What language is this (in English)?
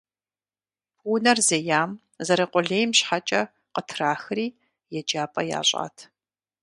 Kabardian